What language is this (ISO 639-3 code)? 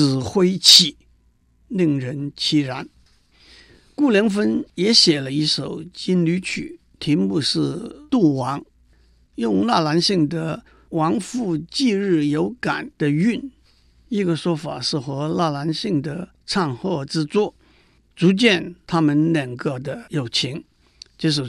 zho